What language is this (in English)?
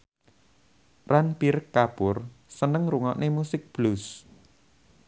Javanese